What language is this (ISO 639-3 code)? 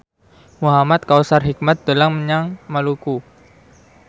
jav